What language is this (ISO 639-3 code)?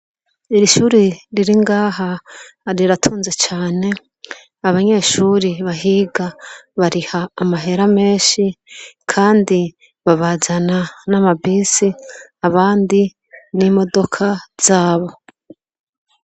run